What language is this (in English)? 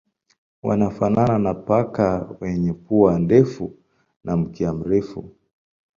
Swahili